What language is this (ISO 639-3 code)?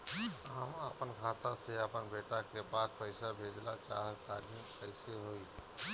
bho